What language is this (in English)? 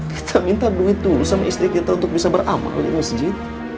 Indonesian